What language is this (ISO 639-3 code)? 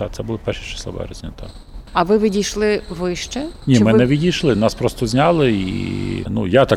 ukr